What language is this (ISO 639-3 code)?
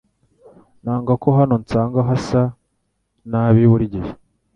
kin